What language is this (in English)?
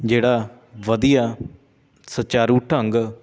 Punjabi